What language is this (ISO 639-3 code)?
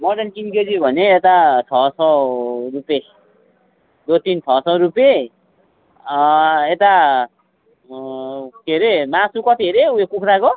nep